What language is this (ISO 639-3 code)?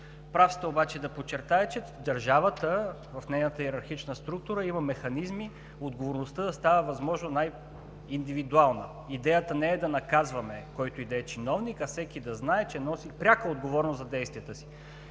bul